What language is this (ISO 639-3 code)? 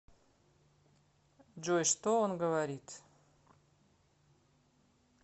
rus